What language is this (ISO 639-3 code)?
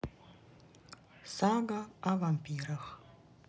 rus